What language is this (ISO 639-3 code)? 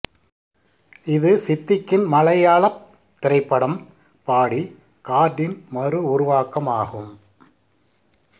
tam